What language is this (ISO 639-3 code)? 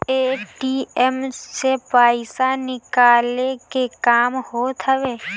bho